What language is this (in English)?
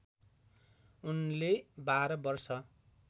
Nepali